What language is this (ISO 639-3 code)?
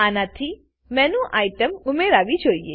guj